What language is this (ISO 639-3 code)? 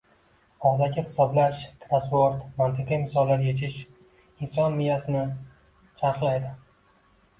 uzb